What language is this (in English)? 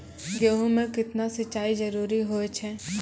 Maithili